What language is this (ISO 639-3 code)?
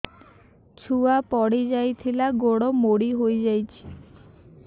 ori